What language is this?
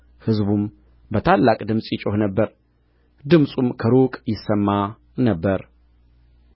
Amharic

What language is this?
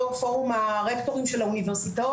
Hebrew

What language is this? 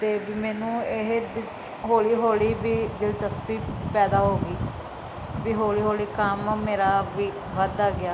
Punjabi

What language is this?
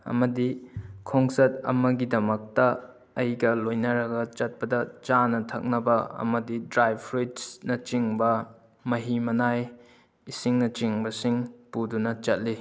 Manipuri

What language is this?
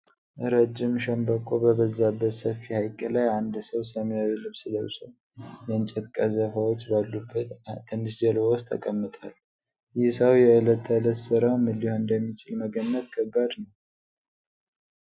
Amharic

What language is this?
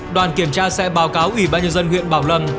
Vietnamese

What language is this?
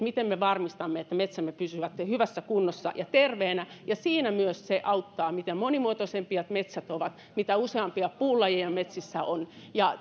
Finnish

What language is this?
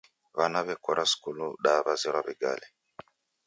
Taita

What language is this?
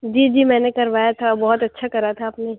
Urdu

